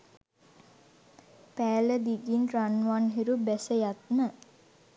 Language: Sinhala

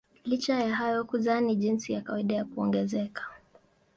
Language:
Swahili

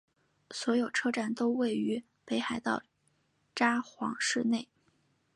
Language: Chinese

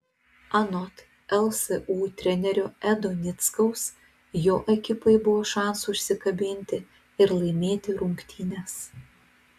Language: Lithuanian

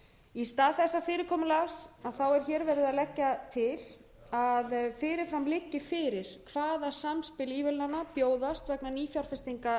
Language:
Icelandic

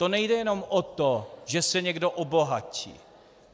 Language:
Czech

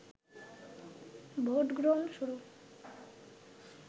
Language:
Bangla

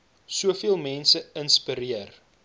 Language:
Afrikaans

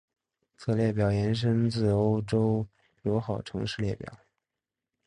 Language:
Chinese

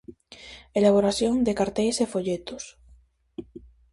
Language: Galician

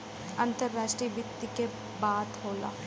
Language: Bhojpuri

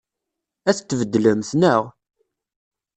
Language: Kabyle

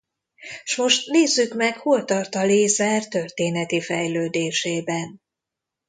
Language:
Hungarian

